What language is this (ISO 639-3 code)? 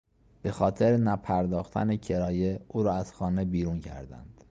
fas